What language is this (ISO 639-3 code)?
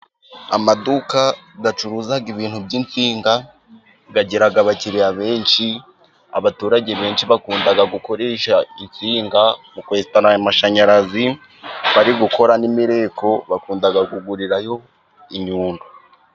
kin